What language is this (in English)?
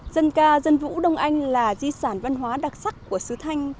Vietnamese